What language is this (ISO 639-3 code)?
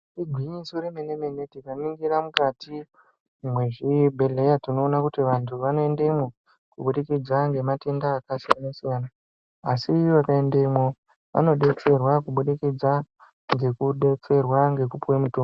ndc